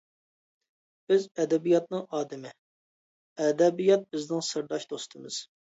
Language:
Uyghur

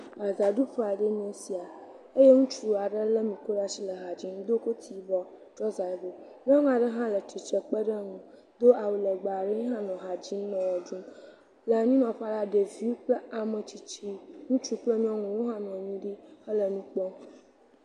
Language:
Ewe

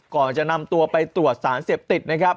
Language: Thai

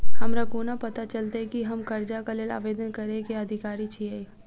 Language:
Maithili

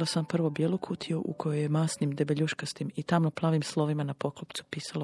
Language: Croatian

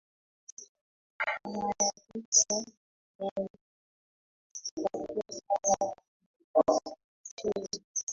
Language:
Swahili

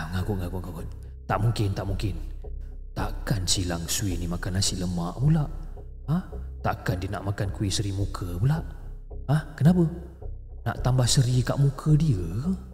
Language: Malay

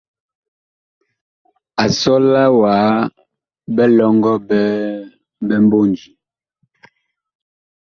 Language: Bakoko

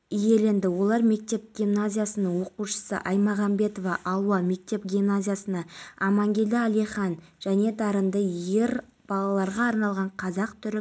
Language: Kazakh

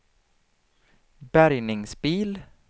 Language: Swedish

